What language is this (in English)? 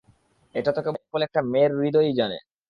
Bangla